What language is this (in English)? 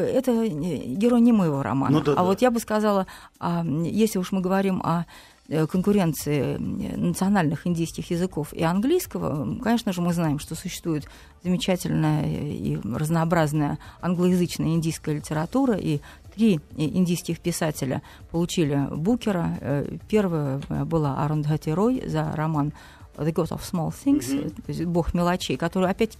Russian